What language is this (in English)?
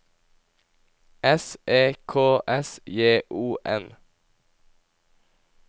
Norwegian